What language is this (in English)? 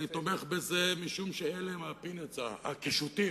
Hebrew